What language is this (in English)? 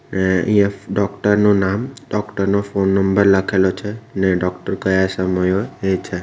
Gujarati